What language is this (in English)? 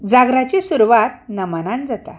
Konkani